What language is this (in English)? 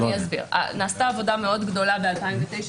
Hebrew